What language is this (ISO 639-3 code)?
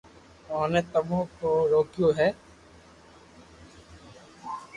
lrk